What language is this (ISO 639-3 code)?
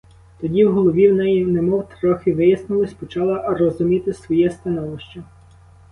ukr